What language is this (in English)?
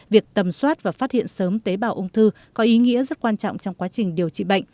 Vietnamese